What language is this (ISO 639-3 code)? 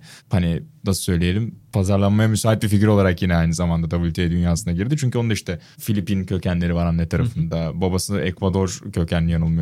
tur